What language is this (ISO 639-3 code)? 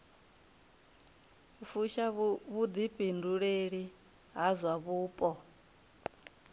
ven